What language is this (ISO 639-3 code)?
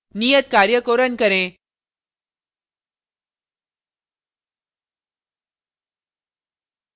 hin